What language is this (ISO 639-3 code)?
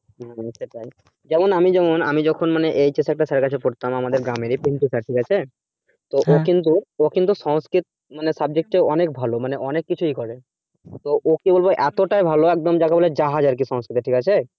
ben